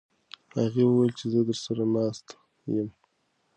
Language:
Pashto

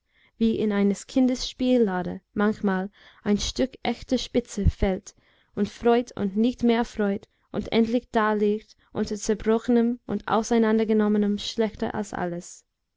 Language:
German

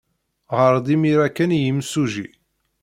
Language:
Kabyle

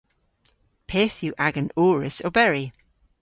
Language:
Cornish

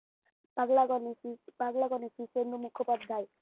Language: Bangla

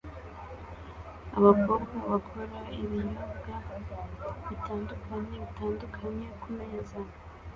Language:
Kinyarwanda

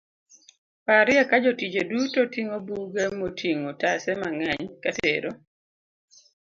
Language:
Luo (Kenya and Tanzania)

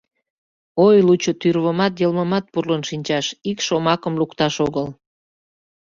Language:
Mari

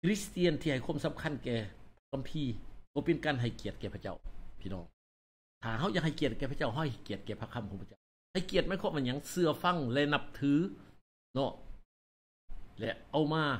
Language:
Thai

